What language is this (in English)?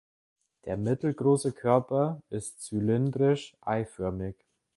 German